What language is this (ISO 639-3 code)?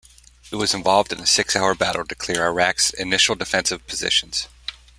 eng